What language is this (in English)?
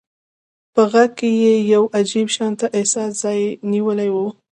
Pashto